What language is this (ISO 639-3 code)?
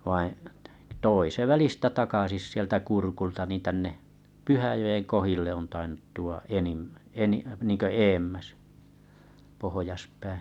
fin